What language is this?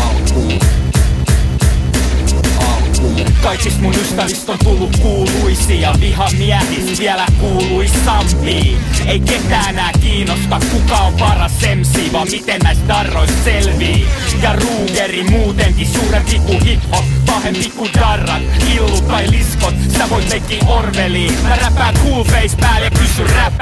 Finnish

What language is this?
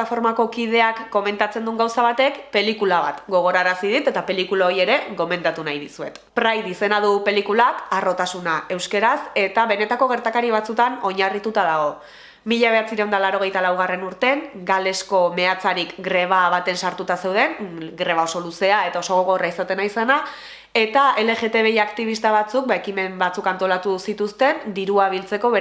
Basque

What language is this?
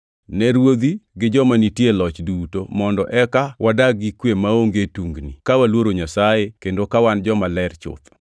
Luo (Kenya and Tanzania)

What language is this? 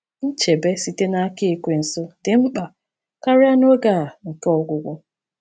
Igbo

